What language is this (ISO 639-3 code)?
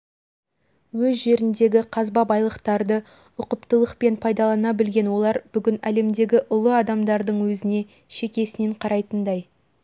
kaz